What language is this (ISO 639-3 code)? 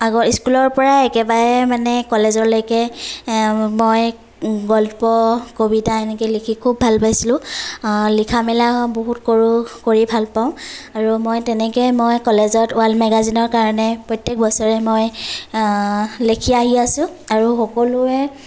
asm